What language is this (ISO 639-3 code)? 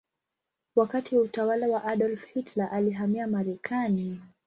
swa